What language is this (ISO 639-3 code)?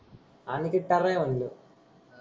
mar